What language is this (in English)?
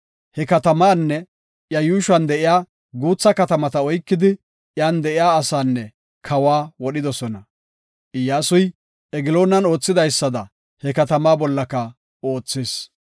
Gofa